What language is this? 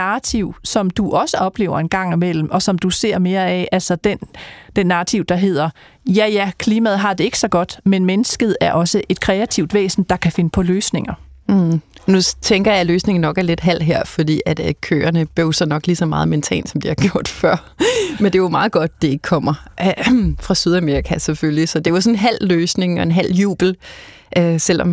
Danish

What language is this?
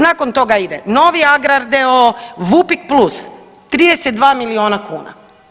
Croatian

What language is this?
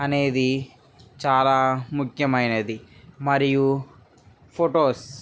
Telugu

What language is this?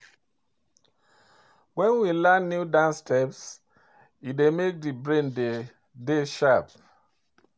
Nigerian Pidgin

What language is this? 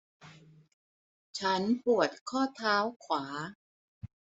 Thai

